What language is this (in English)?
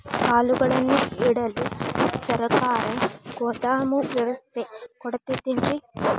Kannada